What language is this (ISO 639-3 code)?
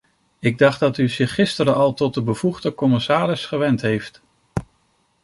nld